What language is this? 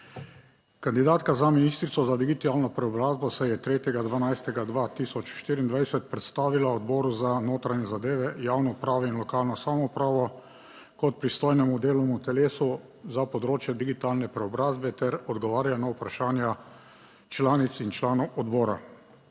Slovenian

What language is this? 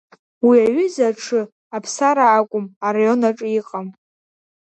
Abkhazian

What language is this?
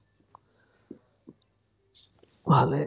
Assamese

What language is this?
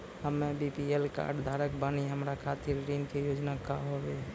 Maithili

